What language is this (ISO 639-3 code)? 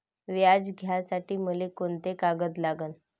mar